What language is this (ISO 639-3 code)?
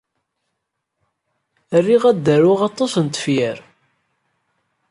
kab